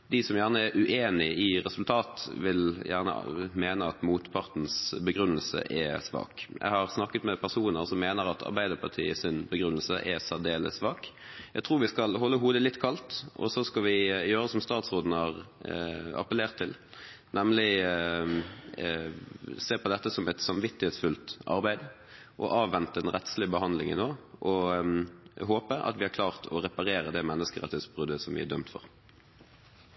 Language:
Norwegian Bokmål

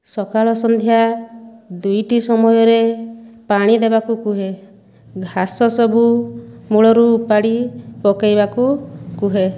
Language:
Odia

